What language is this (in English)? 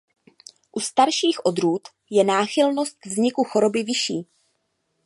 Czech